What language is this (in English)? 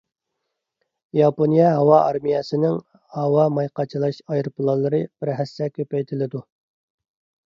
Uyghur